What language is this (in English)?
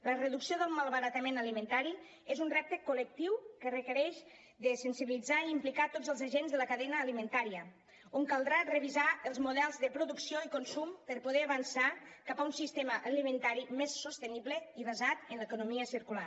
Catalan